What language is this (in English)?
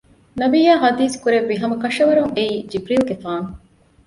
Divehi